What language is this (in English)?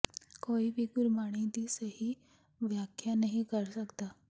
Punjabi